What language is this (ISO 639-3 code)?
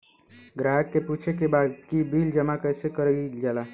bho